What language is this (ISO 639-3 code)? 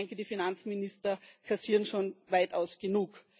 deu